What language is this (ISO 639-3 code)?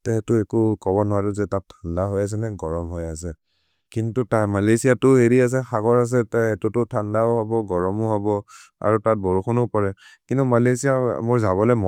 mrr